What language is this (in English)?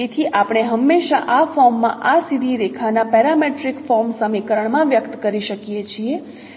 Gujarati